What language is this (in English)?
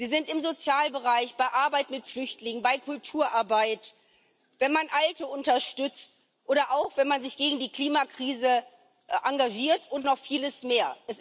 German